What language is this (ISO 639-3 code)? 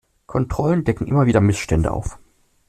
deu